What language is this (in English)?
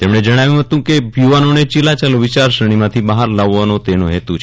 Gujarati